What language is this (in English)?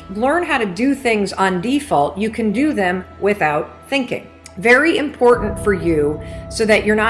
English